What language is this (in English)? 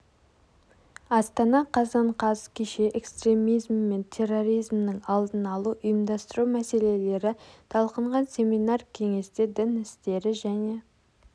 Kazakh